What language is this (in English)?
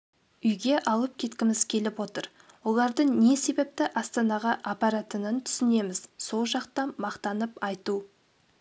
Kazakh